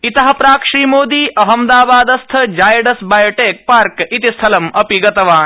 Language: Sanskrit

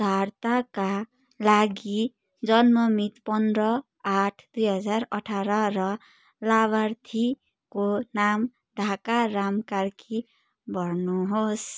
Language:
Nepali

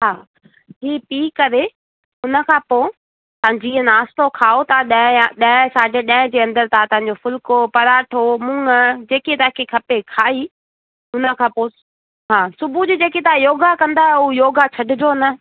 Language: Sindhi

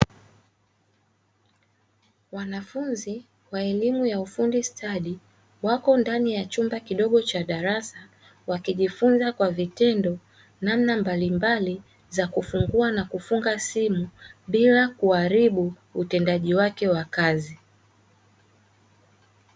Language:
Swahili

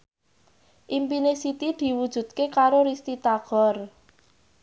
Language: Javanese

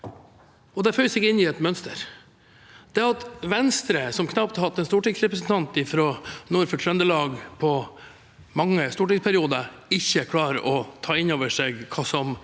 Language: Norwegian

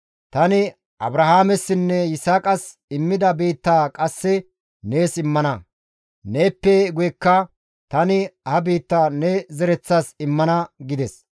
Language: Gamo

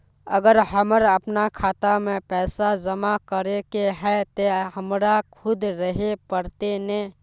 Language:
Magahi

